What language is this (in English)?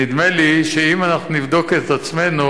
Hebrew